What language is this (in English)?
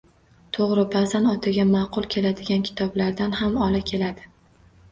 Uzbek